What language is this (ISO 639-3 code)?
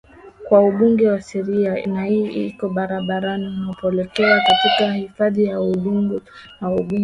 swa